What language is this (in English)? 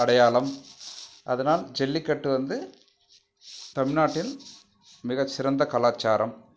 Tamil